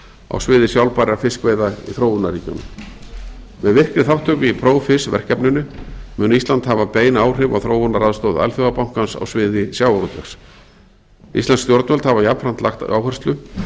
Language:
Icelandic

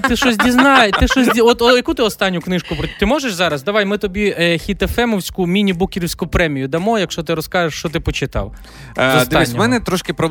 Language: Ukrainian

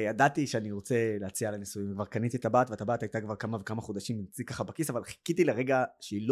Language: Hebrew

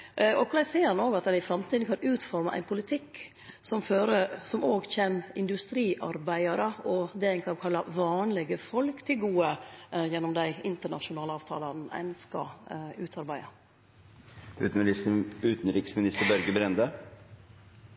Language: Norwegian Nynorsk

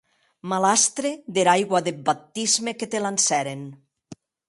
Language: Occitan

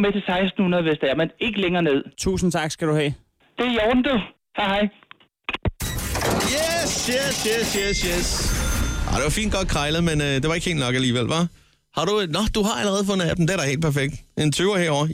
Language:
Danish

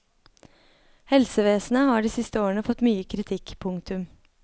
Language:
Norwegian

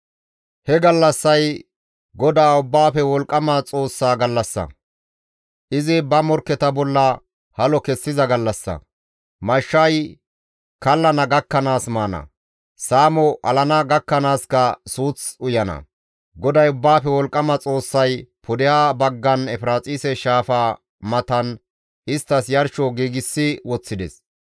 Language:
Gamo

